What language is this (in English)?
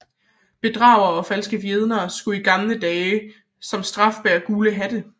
Danish